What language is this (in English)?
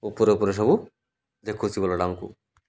Odia